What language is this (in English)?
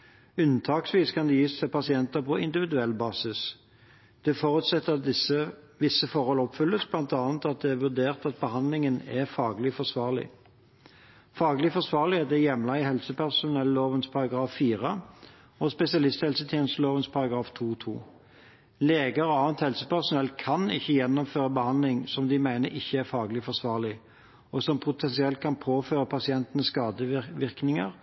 Norwegian Bokmål